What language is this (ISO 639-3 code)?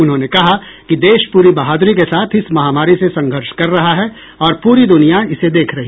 hin